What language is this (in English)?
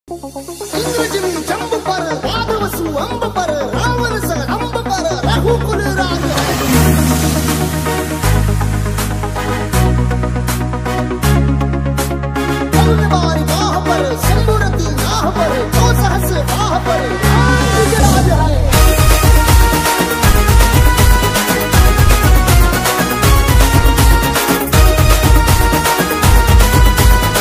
Vietnamese